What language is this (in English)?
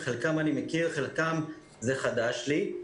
Hebrew